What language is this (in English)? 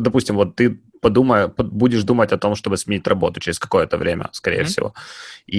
Russian